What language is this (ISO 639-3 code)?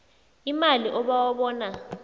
nbl